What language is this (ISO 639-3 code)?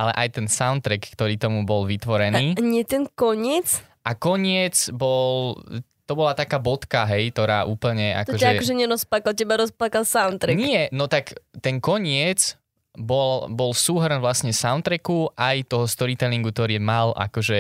slk